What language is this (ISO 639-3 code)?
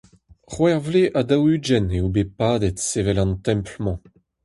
bre